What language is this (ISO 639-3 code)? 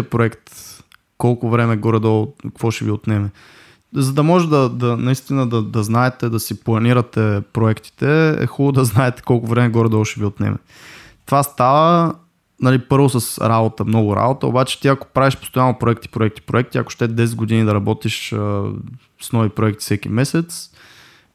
bul